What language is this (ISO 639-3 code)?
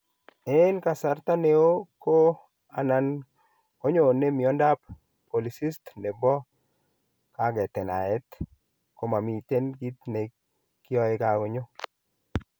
kln